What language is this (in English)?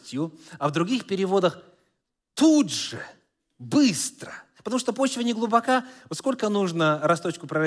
Russian